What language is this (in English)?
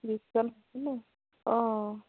Assamese